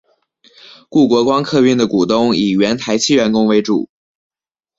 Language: Chinese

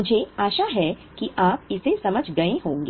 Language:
Hindi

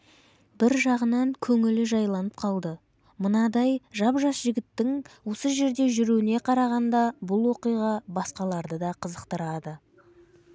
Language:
Kazakh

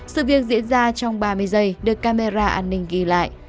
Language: Vietnamese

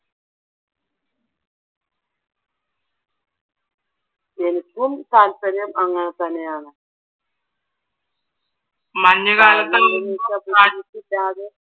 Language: Malayalam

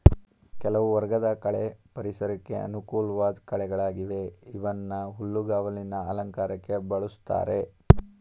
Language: Kannada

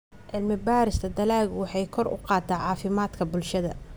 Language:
Somali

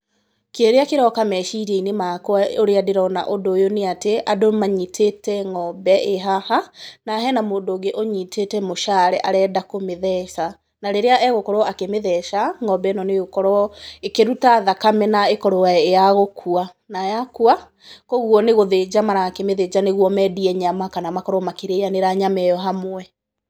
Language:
Kikuyu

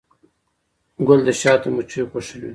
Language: Pashto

